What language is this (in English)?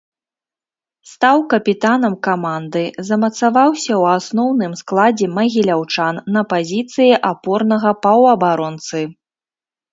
Belarusian